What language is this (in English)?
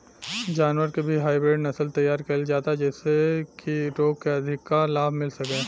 Bhojpuri